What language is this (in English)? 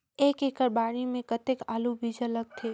Chhattisgarhi